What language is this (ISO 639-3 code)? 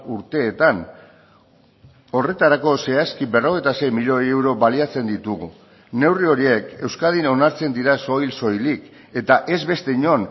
eus